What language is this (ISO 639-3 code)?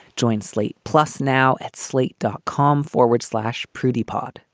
eng